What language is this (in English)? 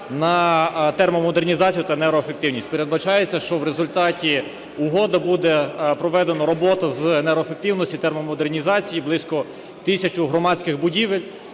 Ukrainian